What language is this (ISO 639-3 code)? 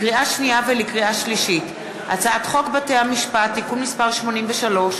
heb